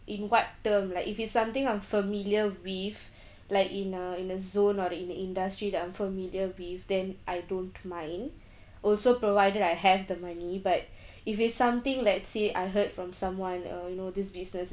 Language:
English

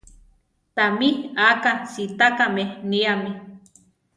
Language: Central Tarahumara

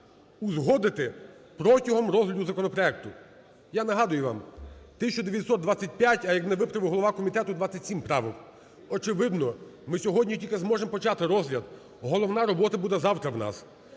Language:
Ukrainian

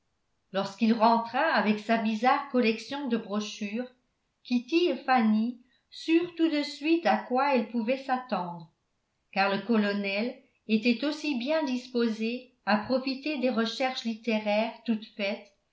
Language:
French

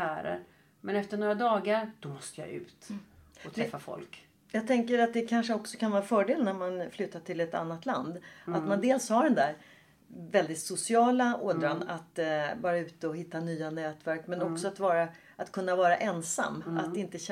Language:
Swedish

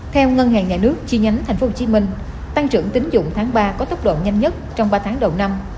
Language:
Vietnamese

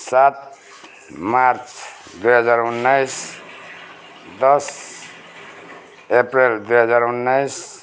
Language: Nepali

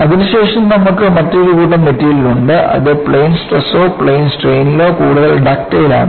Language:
Malayalam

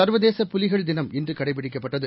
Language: Tamil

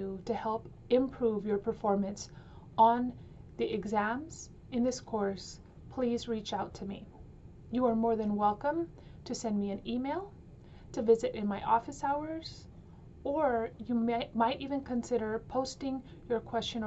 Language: English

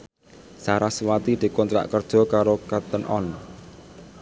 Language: Javanese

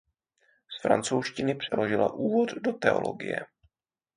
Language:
Czech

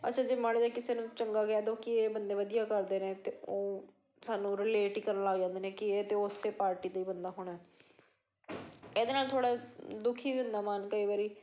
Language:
Punjabi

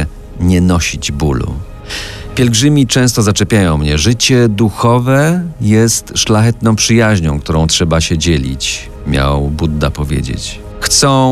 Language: Polish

